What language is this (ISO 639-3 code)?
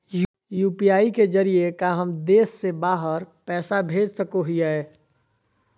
mag